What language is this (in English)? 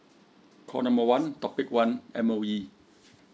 English